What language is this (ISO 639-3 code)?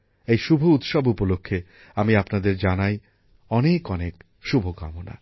ben